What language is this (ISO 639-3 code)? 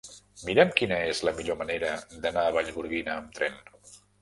cat